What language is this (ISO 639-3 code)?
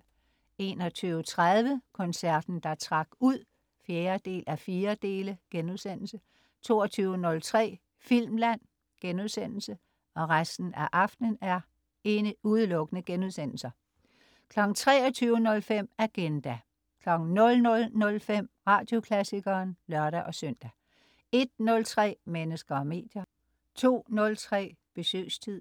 dan